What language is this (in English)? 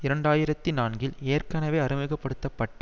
Tamil